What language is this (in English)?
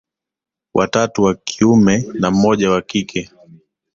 Swahili